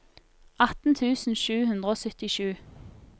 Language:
Norwegian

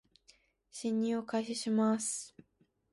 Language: Japanese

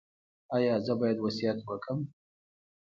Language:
Pashto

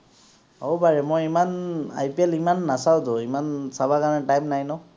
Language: Assamese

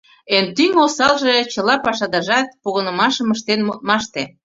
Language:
Mari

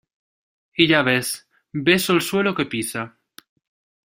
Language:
Spanish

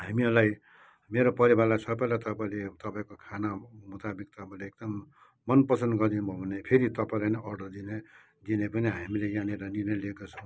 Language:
Nepali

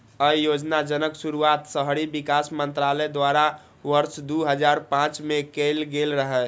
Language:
Maithili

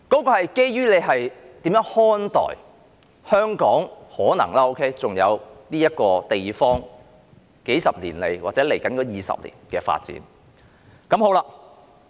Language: Cantonese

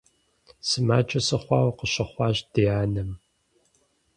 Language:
Kabardian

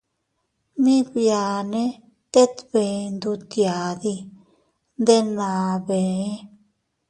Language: Teutila Cuicatec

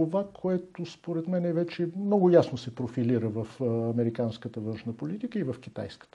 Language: Bulgarian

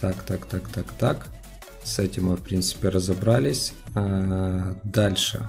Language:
Russian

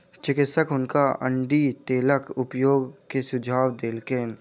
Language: Maithili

